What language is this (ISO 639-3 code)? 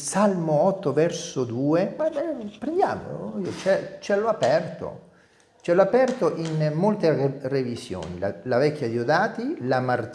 ita